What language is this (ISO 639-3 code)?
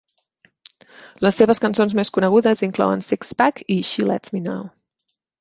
cat